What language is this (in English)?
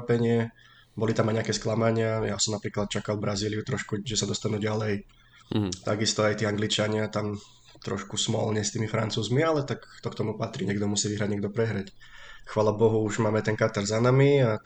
Slovak